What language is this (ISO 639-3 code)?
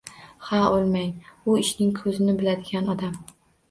uzb